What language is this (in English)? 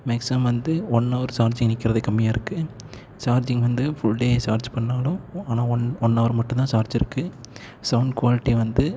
Tamil